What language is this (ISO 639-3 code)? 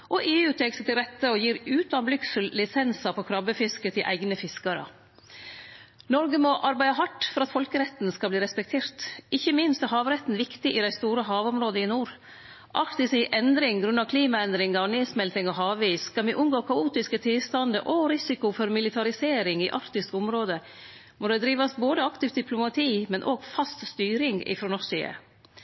nno